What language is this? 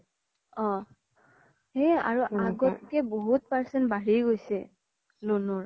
Assamese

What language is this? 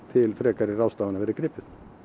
Icelandic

